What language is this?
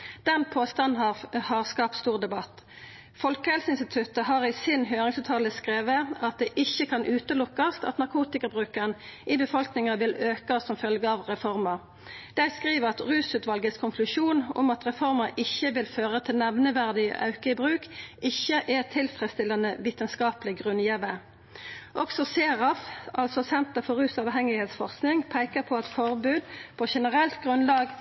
Norwegian Nynorsk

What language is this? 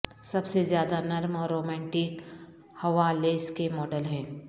Urdu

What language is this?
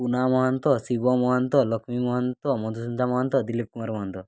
Odia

